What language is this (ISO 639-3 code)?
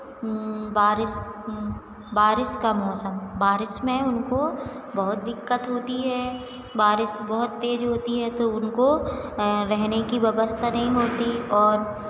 hin